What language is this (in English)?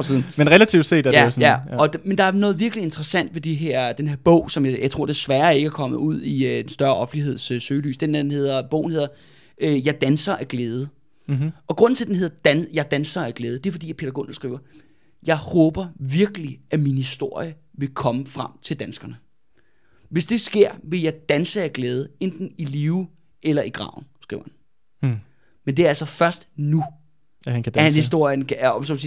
Danish